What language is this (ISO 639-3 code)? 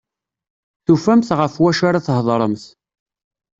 kab